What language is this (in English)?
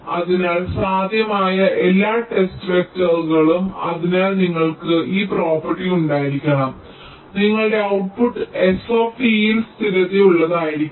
Malayalam